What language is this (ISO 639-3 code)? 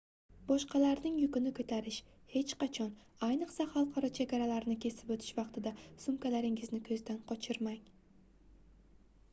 uzb